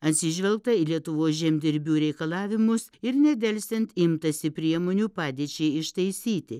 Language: Lithuanian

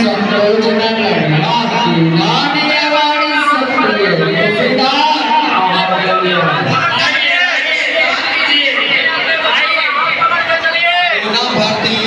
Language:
Arabic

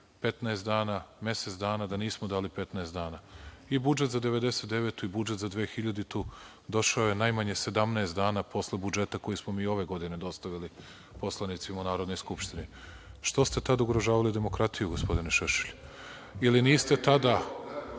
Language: Serbian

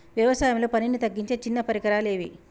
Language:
Telugu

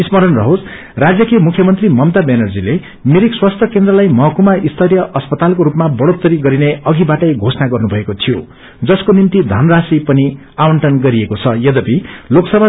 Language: Nepali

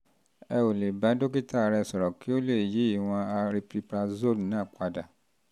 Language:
Yoruba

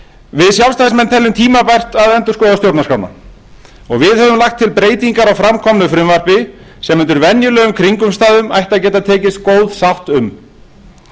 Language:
Icelandic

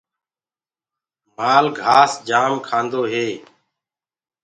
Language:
Gurgula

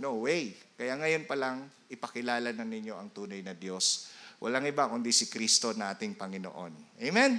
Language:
Filipino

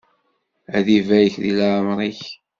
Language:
Kabyle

